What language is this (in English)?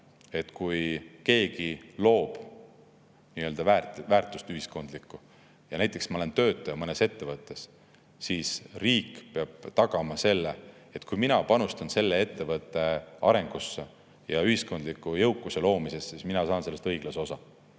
Estonian